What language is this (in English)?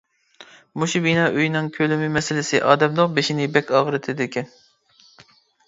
Uyghur